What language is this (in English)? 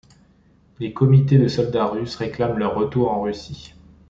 French